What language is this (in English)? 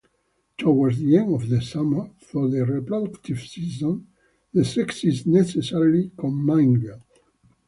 English